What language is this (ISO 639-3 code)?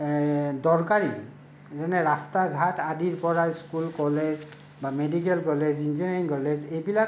asm